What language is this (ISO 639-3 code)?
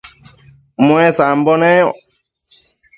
mcf